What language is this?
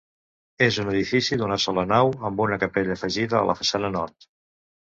Catalan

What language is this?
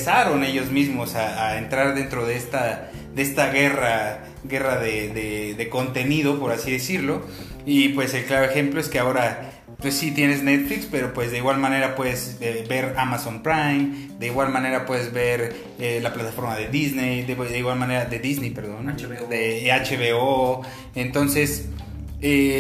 Spanish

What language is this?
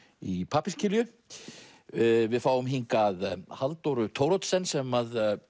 Icelandic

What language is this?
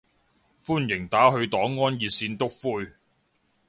Cantonese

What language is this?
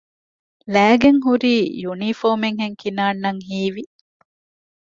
Divehi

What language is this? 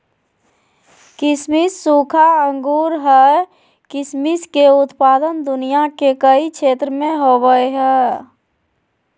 Magahi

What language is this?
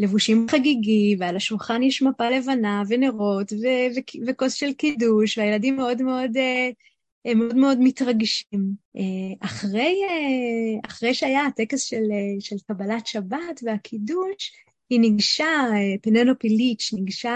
Hebrew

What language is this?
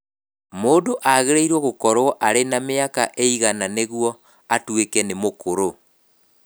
Kikuyu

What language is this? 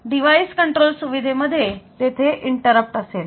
Marathi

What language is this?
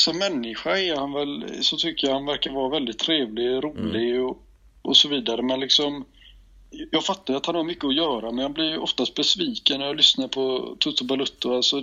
Swedish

